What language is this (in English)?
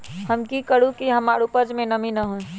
Magahi